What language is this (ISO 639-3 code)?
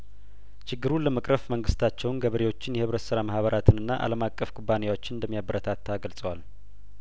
amh